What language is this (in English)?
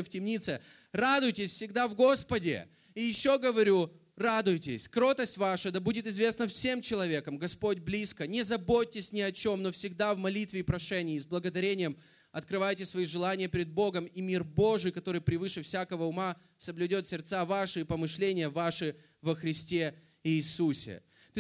Russian